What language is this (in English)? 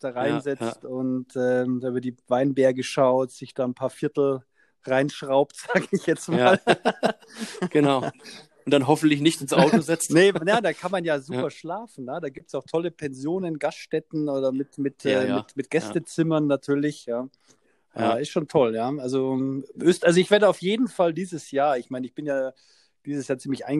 German